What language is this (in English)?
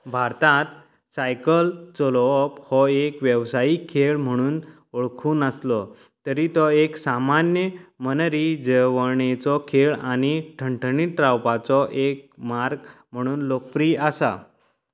Konkani